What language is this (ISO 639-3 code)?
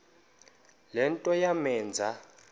xho